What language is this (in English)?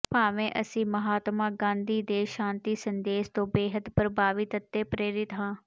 Punjabi